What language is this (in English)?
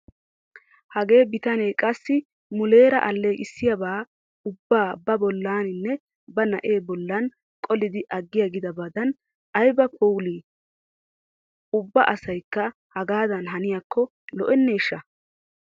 Wolaytta